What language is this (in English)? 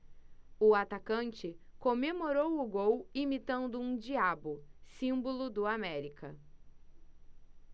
Portuguese